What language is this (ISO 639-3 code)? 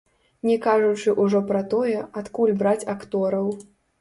bel